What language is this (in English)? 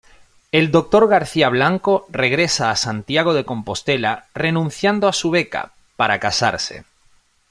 Spanish